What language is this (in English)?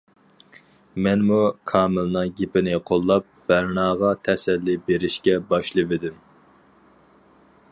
Uyghur